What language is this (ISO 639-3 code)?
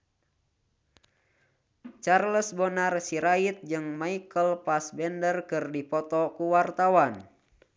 sun